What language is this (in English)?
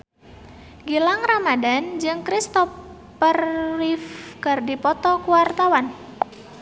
Sundanese